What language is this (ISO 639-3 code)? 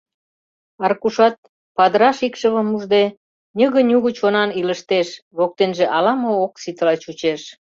chm